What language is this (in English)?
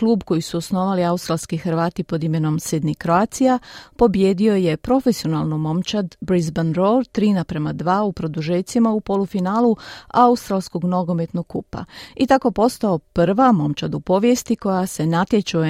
Croatian